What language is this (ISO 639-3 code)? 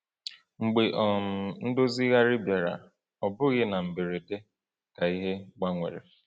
ibo